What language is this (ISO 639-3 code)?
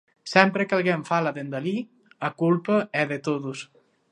glg